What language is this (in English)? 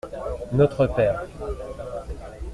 French